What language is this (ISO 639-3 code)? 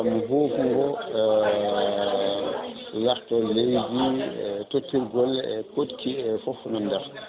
ful